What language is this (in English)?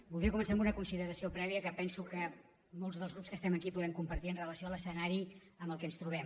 Catalan